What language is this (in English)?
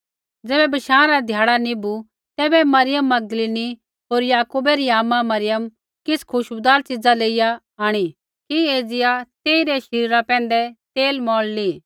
Kullu Pahari